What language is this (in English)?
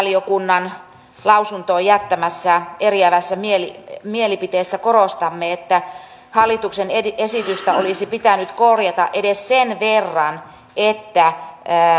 Finnish